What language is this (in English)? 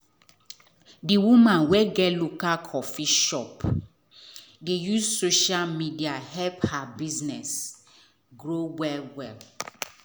Nigerian Pidgin